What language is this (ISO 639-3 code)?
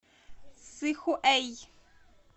rus